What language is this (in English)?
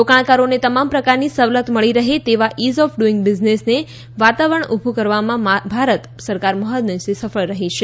Gujarati